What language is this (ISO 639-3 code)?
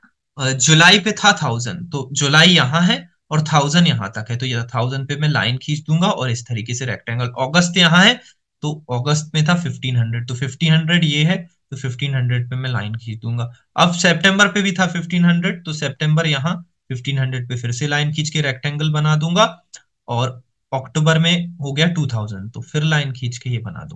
hin